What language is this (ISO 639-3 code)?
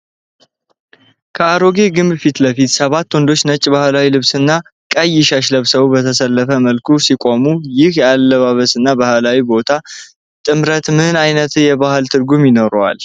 amh